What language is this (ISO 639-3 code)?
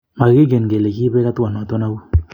kln